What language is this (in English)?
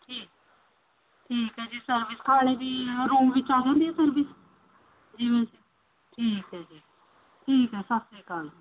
Punjabi